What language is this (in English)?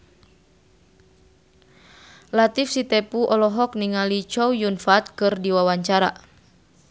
Sundanese